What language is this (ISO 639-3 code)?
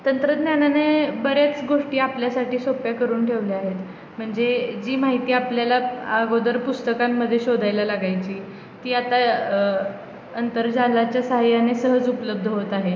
mar